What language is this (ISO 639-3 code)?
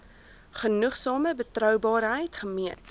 afr